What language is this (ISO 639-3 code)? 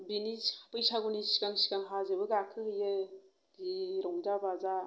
brx